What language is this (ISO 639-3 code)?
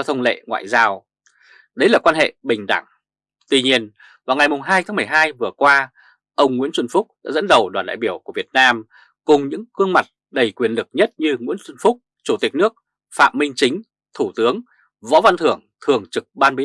vie